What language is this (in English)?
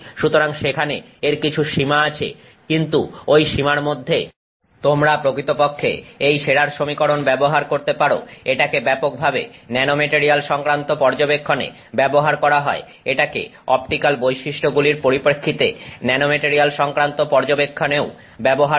Bangla